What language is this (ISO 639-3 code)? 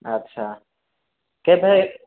ori